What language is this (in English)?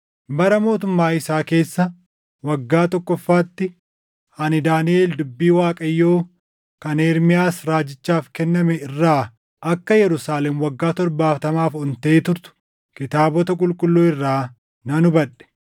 Oromo